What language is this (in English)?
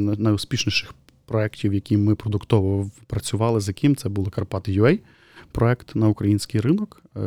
Ukrainian